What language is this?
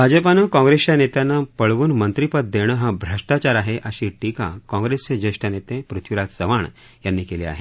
Marathi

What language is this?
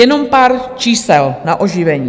Czech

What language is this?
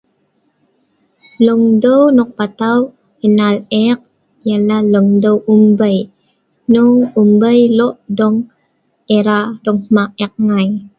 Sa'ban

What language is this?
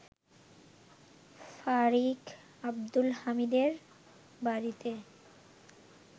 Bangla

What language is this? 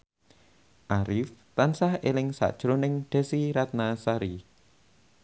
Javanese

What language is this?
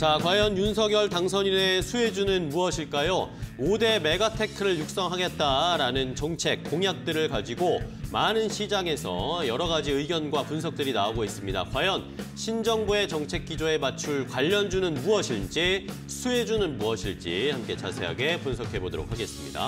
Korean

